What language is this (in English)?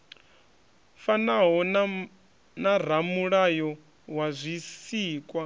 Venda